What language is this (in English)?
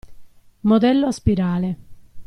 Italian